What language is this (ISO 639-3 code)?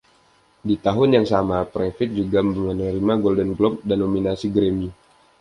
ind